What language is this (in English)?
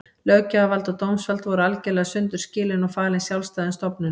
Icelandic